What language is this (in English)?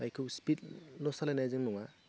Bodo